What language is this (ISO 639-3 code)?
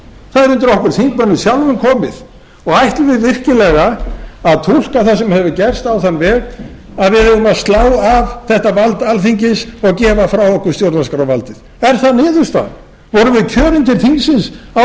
isl